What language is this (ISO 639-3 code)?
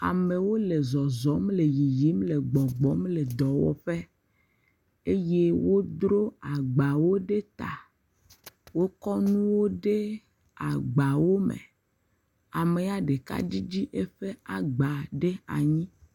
ewe